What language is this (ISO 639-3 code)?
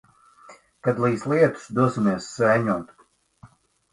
lav